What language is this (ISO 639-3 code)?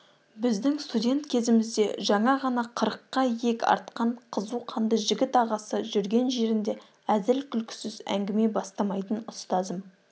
kaz